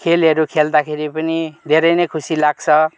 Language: Nepali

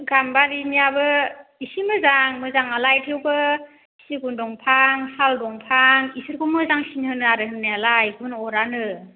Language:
Bodo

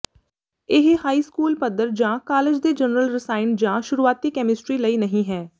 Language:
Punjabi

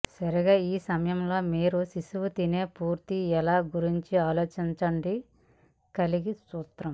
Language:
Telugu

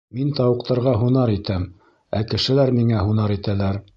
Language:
Bashkir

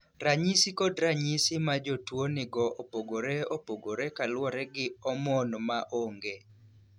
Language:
Luo (Kenya and Tanzania)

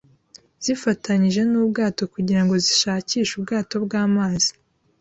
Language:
Kinyarwanda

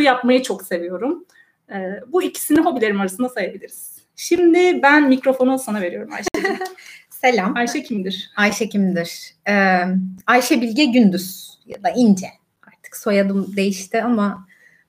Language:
Turkish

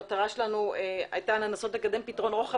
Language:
Hebrew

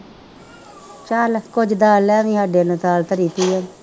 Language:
Punjabi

